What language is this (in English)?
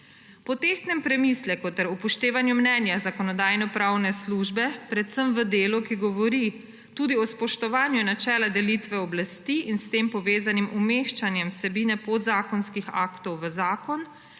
Slovenian